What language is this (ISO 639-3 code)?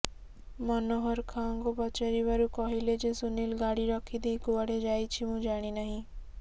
ori